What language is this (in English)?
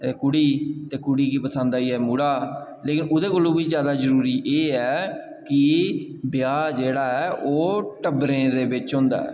Dogri